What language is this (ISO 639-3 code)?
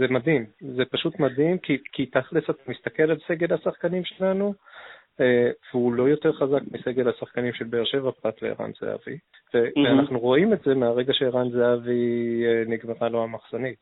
heb